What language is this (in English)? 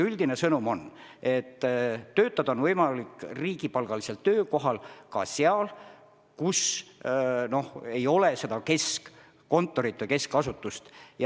Estonian